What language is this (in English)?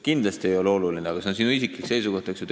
Estonian